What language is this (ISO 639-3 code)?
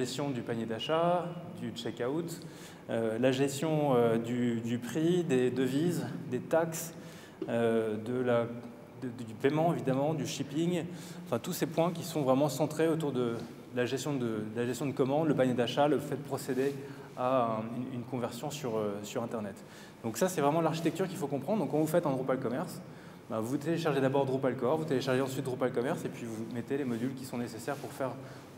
fra